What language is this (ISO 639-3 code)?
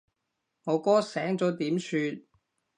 yue